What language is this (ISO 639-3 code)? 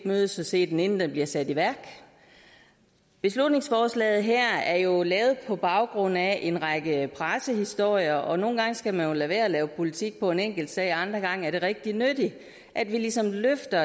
dan